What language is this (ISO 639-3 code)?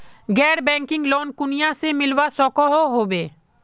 mag